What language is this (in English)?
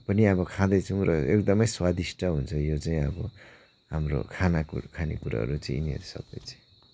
Nepali